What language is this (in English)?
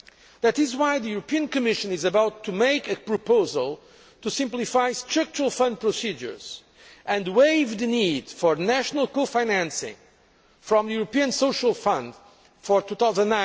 English